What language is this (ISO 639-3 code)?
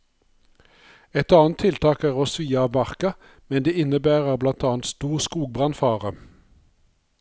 nor